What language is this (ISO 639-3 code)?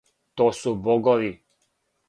srp